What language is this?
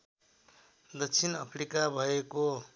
Nepali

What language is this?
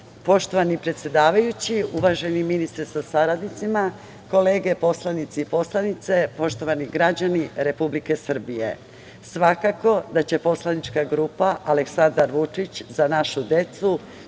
Serbian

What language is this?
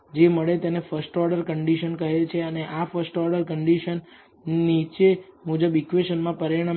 Gujarati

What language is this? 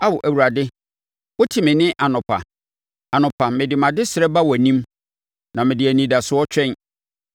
Akan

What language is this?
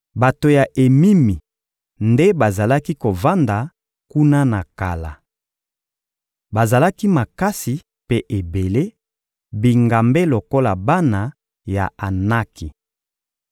Lingala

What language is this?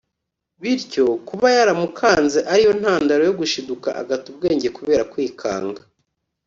Kinyarwanda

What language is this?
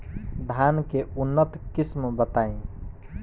Bhojpuri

